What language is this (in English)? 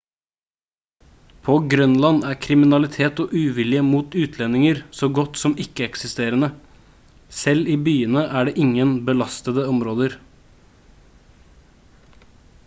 Norwegian Bokmål